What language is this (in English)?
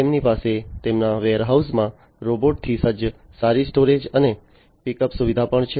Gujarati